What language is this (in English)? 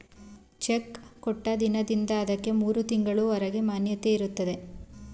Kannada